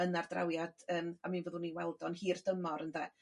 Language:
Welsh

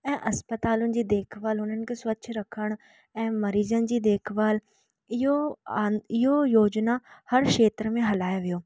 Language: Sindhi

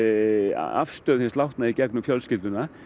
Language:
Icelandic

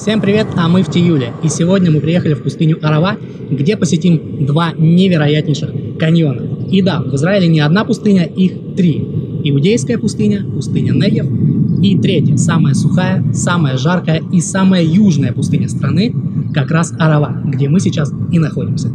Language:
Russian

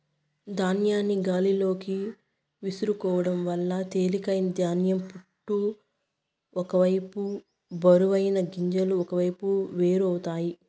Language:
Telugu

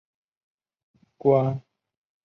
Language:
Chinese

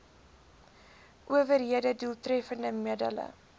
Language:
Afrikaans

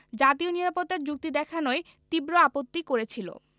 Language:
Bangla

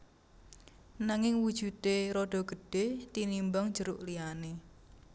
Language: Javanese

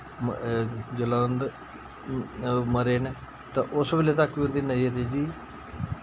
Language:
Dogri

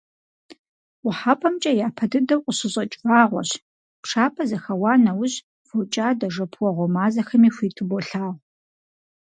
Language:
Kabardian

